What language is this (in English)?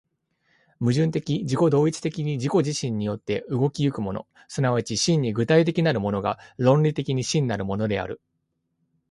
Japanese